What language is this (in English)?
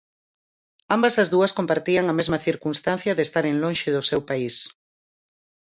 Galician